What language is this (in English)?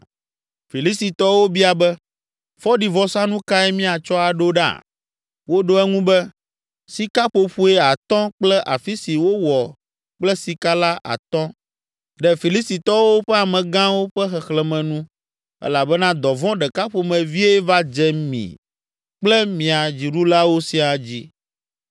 Ewe